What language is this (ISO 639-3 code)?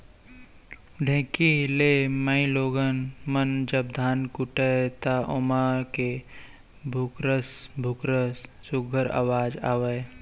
hne